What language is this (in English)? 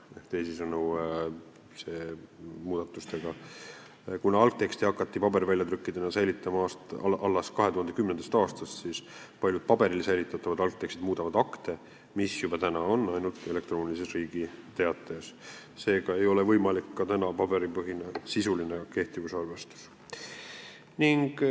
Estonian